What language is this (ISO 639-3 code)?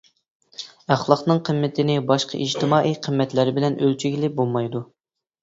uig